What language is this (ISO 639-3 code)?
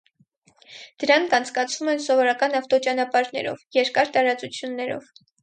hye